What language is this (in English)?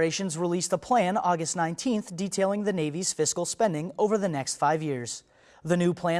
English